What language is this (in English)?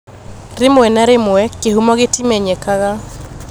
Kikuyu